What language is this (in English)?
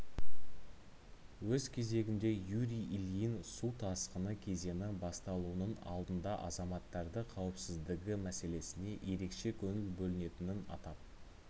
Kazakh